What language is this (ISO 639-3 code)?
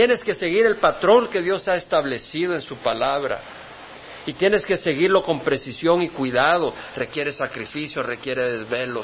spa